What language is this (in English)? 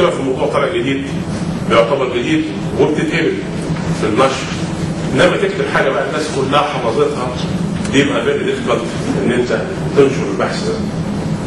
Arabic